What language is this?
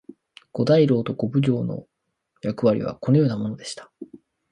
Japanese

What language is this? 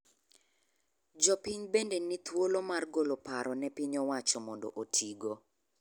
Luo (Kenya and Tanzania)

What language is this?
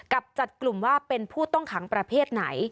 Thai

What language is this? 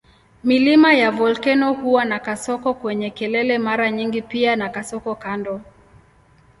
Swahili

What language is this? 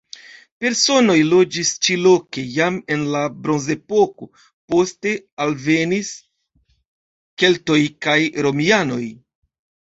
Esperanto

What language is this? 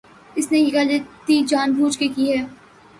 Urdu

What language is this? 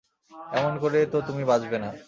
Bangla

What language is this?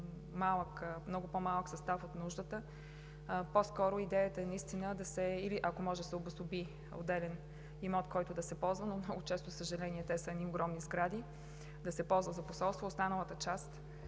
Bulgarian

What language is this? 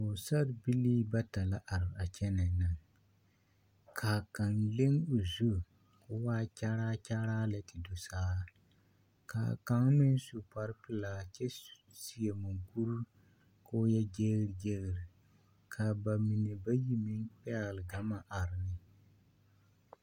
Southern Dagaare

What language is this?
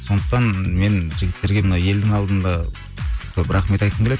Kazakh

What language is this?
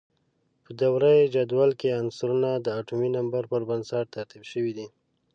Pashto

